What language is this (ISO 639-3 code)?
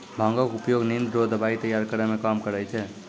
mai